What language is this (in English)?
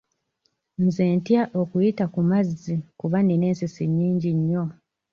Ganda